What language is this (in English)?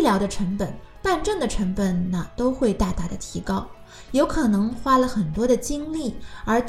Chinese